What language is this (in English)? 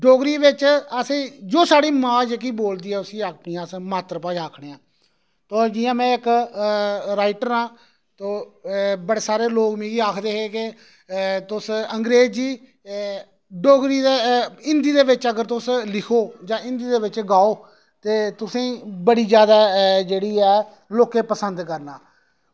Dogri